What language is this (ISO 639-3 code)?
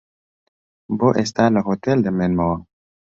ckb